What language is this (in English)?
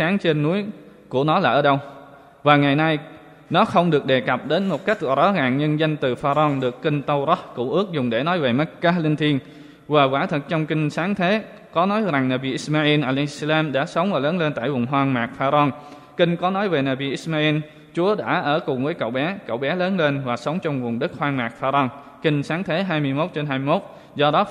Vietnamese